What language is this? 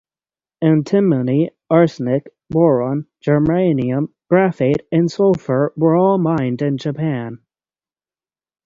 English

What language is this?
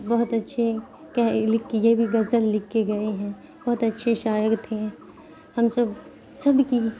Urdu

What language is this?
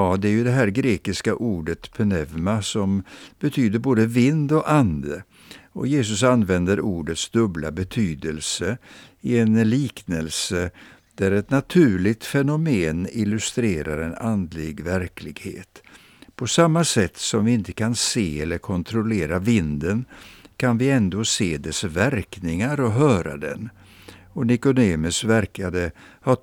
Swedish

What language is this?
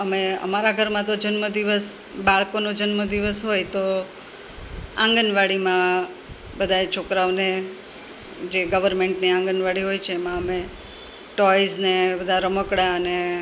Gujarati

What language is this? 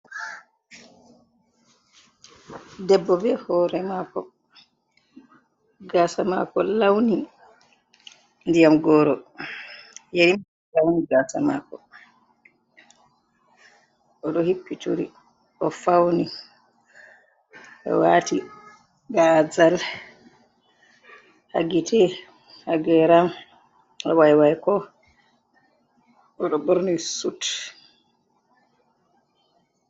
Fula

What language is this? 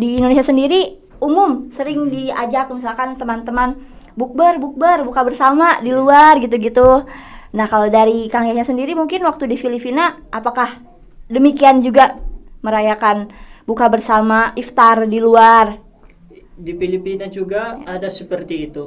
Indonesian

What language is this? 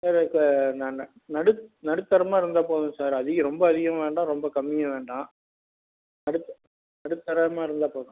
Tamil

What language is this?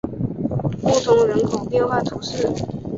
Chinese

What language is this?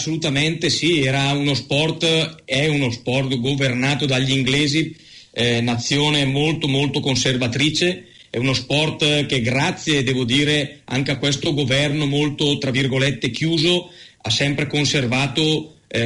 Italian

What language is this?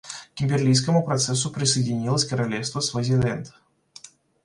Russian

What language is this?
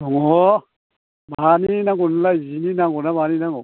Bodo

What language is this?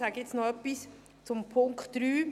Swiss German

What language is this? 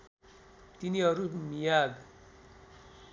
Nepali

